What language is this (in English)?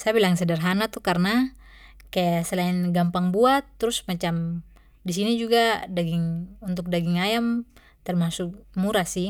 Papuan Malay